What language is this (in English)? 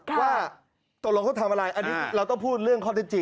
Thai